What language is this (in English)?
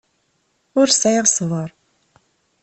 Kabyle